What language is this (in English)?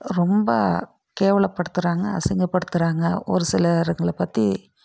Tamil